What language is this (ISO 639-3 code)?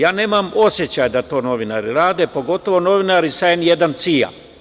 srp